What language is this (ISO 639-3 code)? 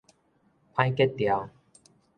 nan